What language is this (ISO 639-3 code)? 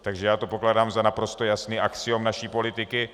ces